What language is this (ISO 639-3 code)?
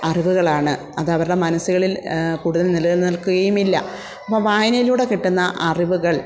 mal